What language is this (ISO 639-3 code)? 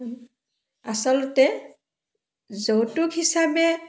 asm